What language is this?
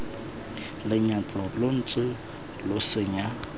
Tswana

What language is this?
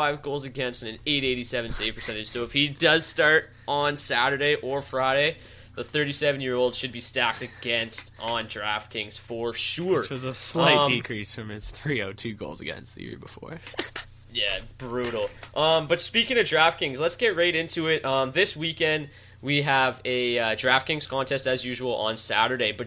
English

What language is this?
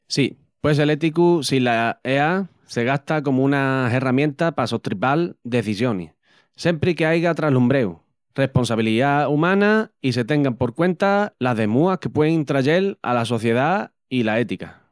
Extremaduran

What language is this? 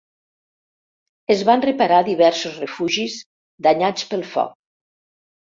Catalan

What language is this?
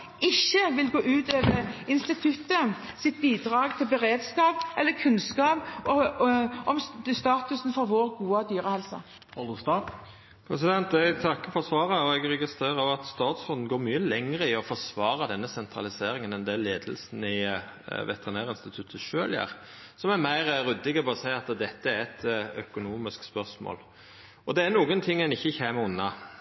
Norwegian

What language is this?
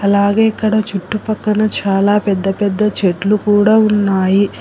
Telugu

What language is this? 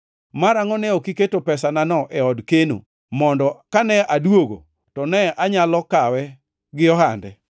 Luo (Kenya and Tanzania)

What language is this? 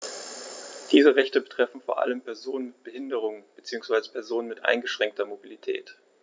German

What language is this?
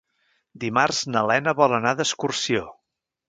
Catalan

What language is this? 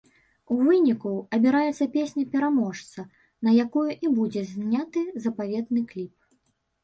Belarusian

